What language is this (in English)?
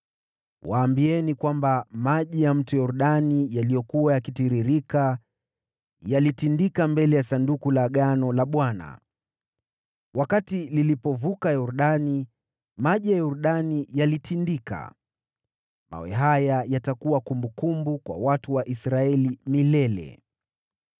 Swahili